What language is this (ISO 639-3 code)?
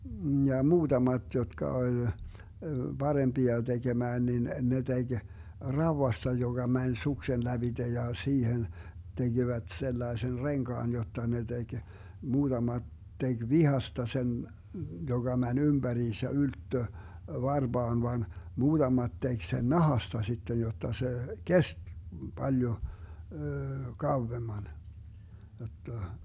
fin